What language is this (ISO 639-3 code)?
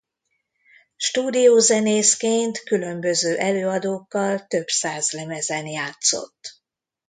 hun